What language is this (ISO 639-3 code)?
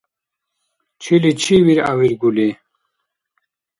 dar